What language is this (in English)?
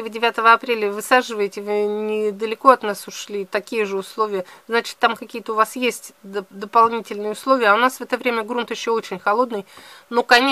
Russian